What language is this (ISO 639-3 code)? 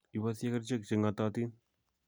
kln